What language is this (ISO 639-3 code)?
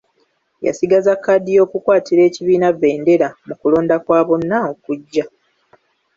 lug